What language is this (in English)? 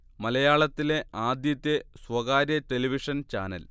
Malayalam